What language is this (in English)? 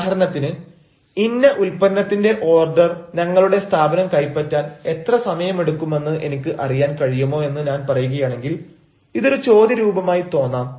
Malayalam